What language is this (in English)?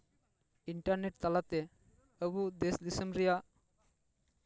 Santali